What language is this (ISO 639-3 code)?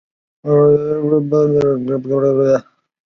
zho